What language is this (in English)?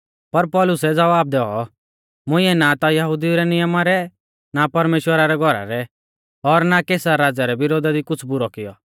Mahasu Pahari